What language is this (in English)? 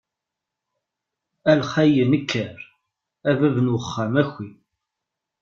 Kabyle